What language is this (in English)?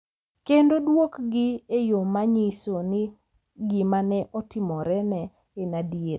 Luo (Kenya and Tanzania)